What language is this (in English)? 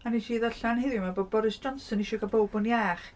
Welsh